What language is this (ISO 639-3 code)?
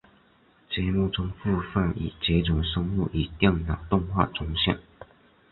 zho